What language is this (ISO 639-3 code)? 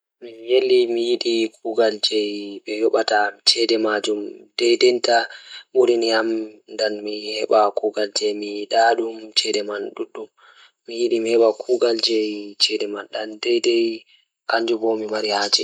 ful